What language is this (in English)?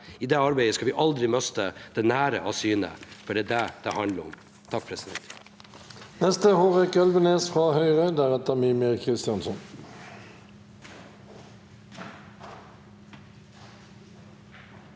Norwegian